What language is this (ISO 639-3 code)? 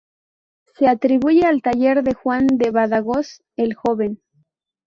spa